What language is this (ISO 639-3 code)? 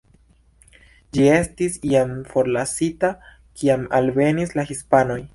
epo